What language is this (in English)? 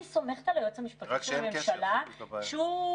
Hebrew